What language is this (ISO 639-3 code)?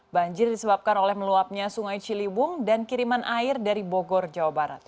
ind